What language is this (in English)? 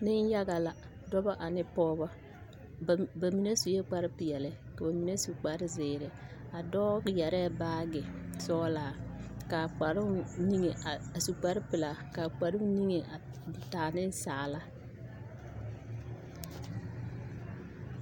Southern Dagaare